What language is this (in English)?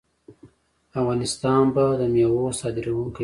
Pashto